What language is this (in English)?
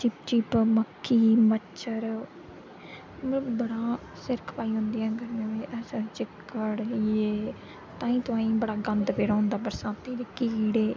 Dogri